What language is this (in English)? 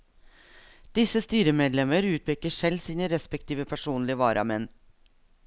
Norwegian